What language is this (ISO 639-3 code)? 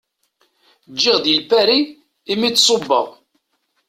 kab